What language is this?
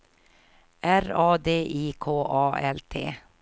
Swedish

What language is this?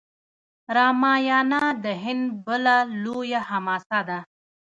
Pashto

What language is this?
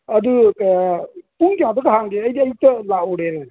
Manipuri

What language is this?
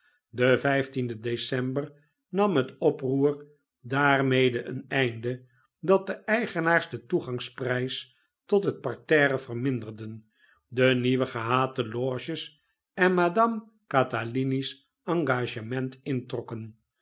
Dutch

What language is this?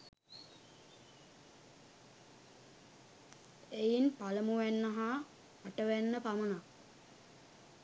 Sinhala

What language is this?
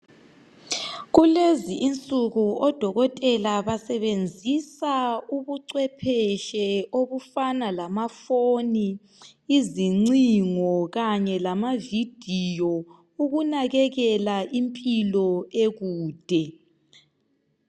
North Ndebele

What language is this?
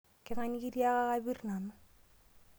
Masai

